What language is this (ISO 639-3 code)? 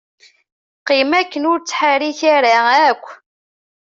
kab